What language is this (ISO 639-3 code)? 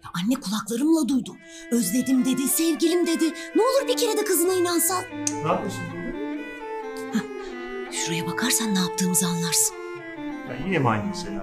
tur